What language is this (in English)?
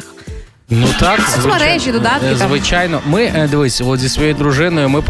Ukrainian